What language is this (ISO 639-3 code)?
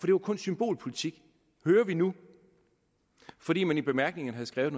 dan